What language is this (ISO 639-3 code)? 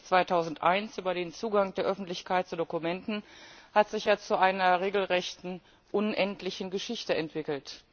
deu